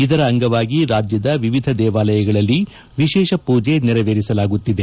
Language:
Kannada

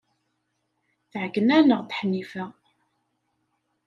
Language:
Kabyle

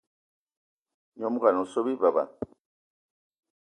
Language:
Eton (Cameroon)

